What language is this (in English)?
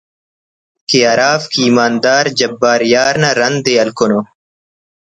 Brahui